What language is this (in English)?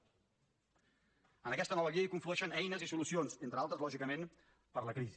Catalan